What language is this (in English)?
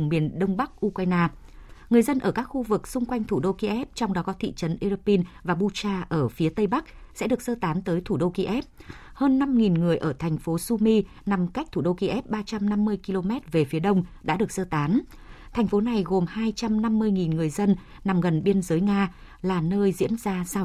Vietnamese